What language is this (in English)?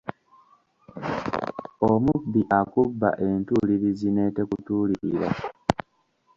Ganda